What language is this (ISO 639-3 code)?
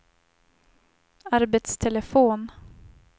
swe